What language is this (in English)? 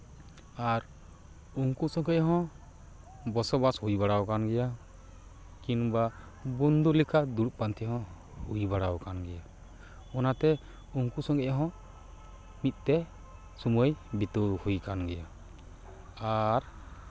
Santali